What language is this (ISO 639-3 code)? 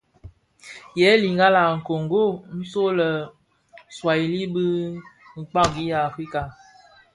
ksf